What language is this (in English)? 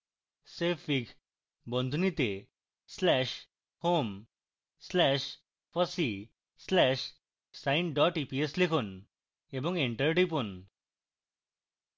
Bangla